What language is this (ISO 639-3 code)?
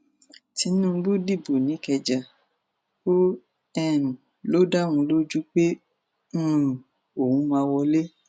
yor